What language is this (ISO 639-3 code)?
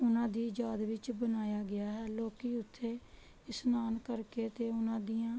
pan